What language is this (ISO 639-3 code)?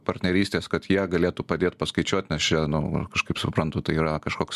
lit